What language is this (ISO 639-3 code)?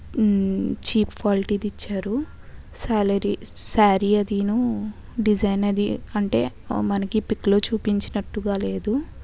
tel